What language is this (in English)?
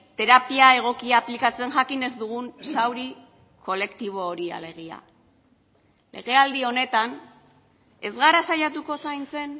Basque